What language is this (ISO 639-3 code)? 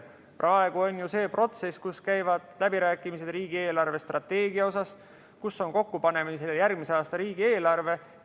est